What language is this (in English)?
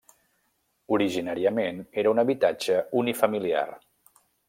Catalan